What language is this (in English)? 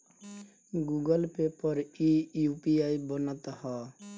Bhojpuri